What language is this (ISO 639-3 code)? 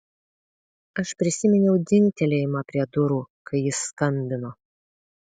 lit